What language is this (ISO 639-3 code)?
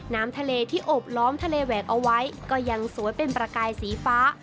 tha